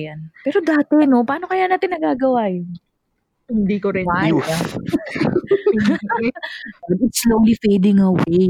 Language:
Filipino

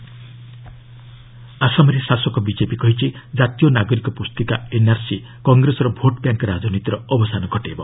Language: Odia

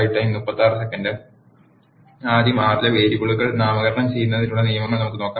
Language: Malayalam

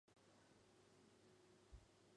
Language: Chinese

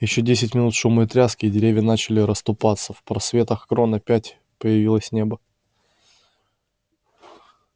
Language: Russian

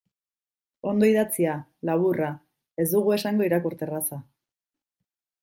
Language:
Basque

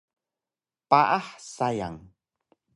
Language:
Taroko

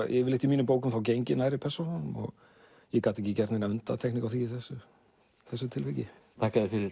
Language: Icelandic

